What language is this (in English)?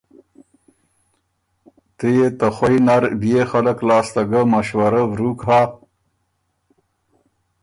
Ormuri